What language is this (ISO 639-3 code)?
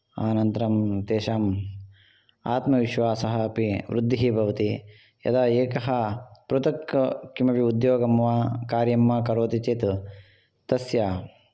san